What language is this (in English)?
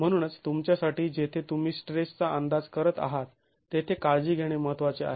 Marathi